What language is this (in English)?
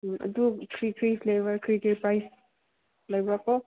Manipuri